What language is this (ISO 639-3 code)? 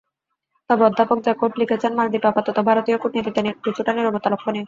ben